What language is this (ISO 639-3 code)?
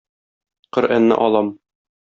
tat